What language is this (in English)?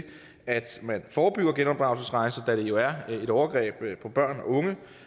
Danish